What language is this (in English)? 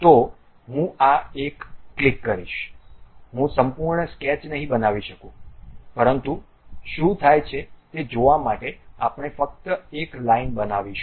Gujarati